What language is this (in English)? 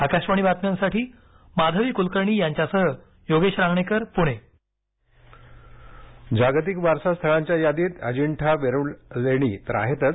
Marathi